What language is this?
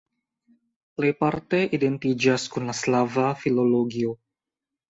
Esperanto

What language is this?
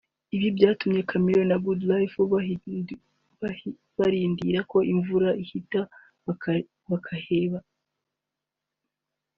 Kinyarwanda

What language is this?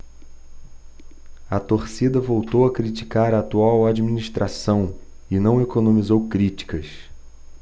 Portuguese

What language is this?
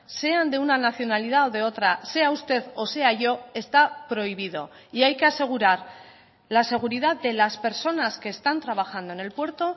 Spanish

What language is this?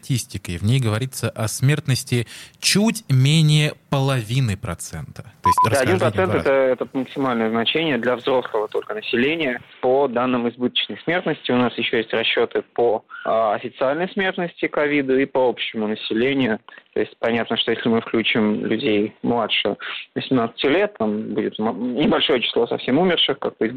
Russian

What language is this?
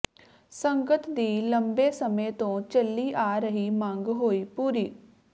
Punjabi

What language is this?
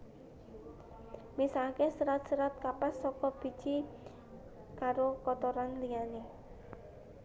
Javanese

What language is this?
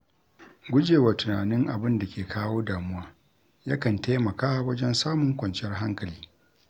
Hausa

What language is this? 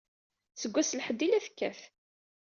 Kabyle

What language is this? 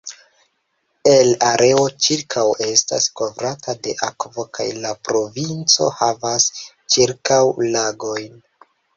Esperanto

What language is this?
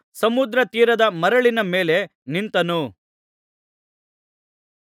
Kannada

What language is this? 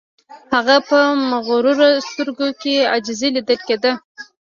Pashto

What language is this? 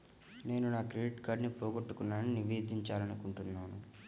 Telugu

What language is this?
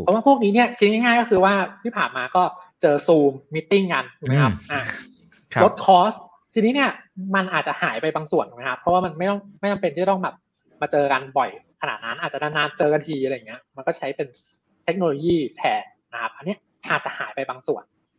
Thai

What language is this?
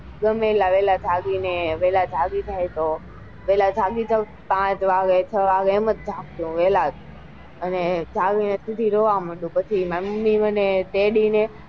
Gujarati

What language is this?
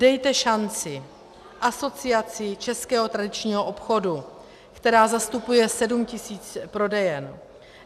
Czech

